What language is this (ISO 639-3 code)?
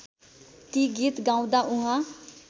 nep